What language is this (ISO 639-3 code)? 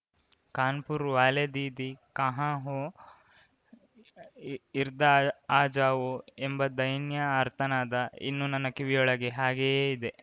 kan